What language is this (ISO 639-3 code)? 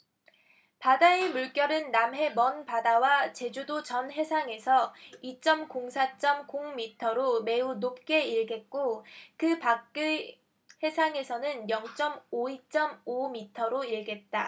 kor